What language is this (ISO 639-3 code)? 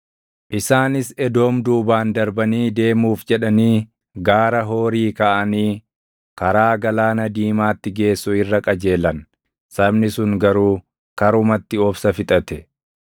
orm